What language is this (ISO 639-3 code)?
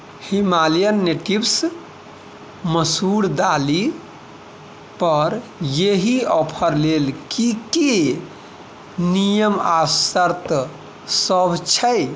mai